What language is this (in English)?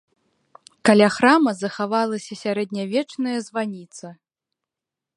Belarusian